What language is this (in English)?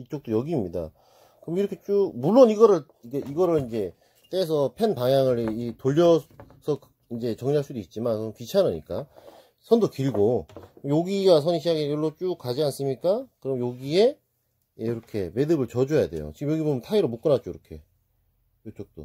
Korean